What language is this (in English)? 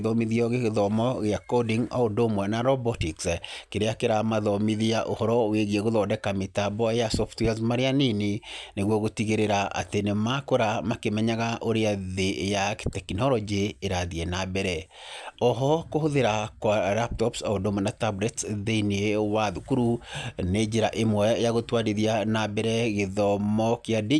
Kikuyu